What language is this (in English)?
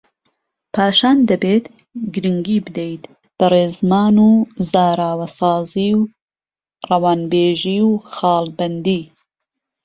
Central Kurdish